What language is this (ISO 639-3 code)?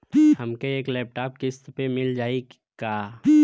bho